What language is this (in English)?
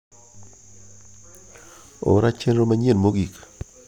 Luo (Kenya and Tanzania)